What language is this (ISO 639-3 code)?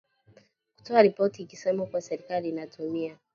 swa